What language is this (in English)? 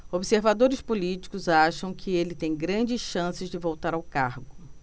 Portuguese